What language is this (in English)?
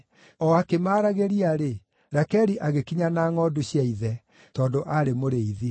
Kikuyu